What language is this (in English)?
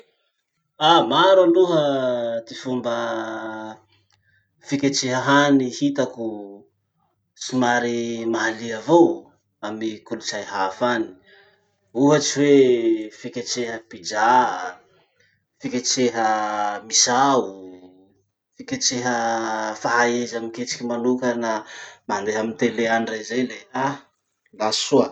Masikoro Malagasy